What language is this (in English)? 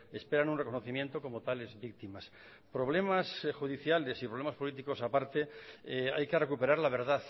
Spanish